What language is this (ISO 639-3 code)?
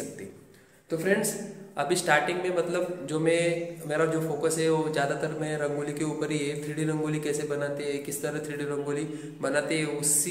hin